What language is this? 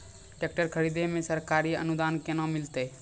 Maithili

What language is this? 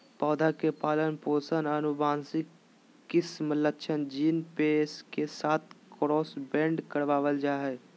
Magahi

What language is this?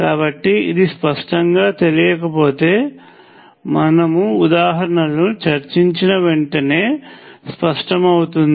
Telugu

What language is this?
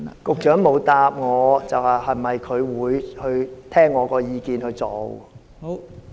Cantonese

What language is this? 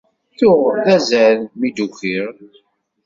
Kabyle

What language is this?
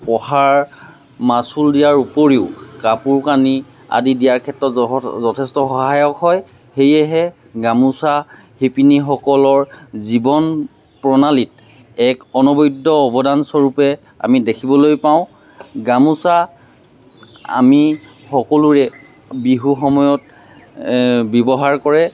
Assamese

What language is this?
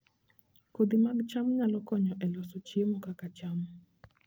Luo (Kenya and Tanzania)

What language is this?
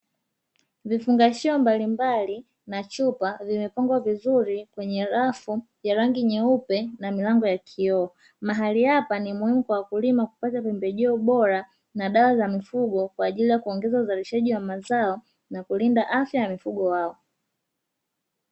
Swahili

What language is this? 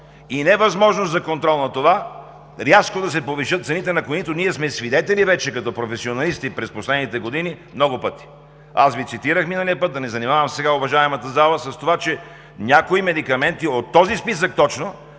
Bulgarian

